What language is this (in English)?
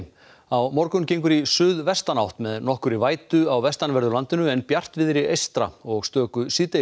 Icelandic